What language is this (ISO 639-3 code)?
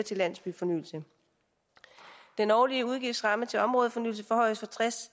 dan